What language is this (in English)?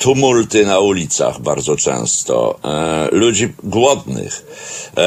Polish